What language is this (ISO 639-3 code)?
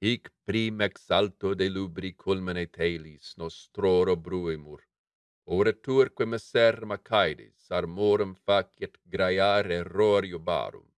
lat